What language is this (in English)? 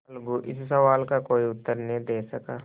Hindi